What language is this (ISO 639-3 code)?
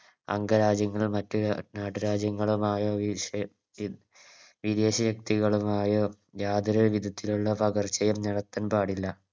mal